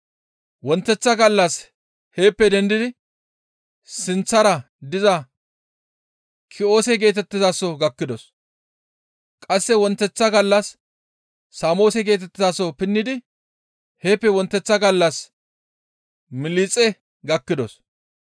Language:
Gamo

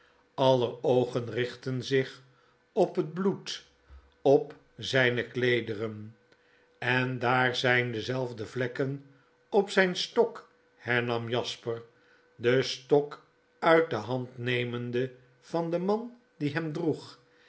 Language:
Dutch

